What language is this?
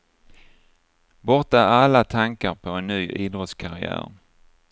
Swedish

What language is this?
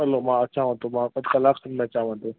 Sindhi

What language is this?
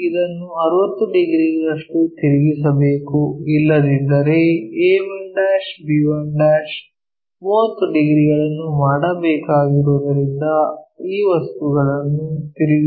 Kannada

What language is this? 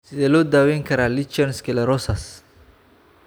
Somali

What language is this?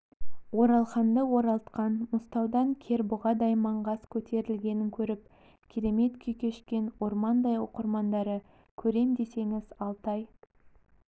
Kazakh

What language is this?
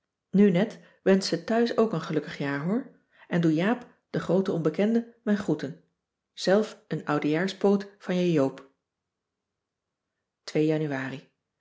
Dutch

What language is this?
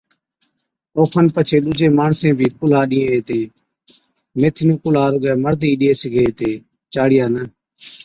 Od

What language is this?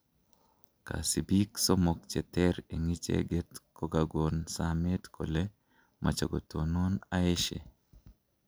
Kalenjin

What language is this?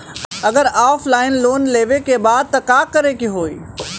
Bhojpuri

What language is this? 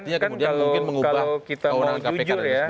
Indonesian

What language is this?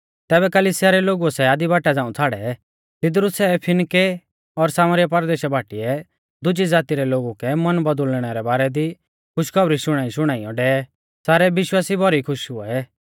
Mahasu Pahari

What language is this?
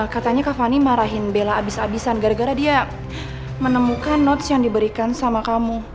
Indonesian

